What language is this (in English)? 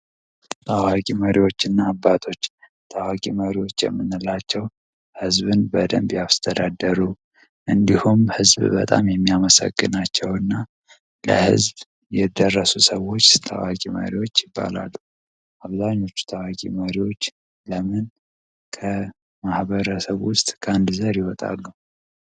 Amharic